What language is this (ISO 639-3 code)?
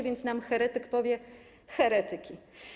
pol